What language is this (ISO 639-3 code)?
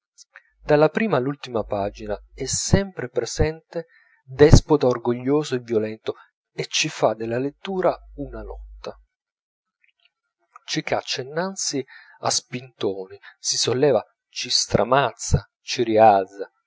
ita